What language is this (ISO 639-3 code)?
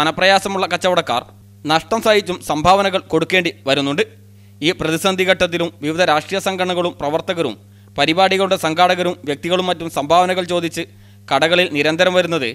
mal